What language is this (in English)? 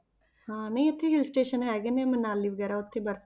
Punjabi